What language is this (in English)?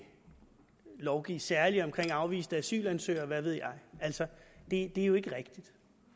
Danish